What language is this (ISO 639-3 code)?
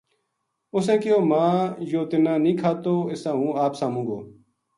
gju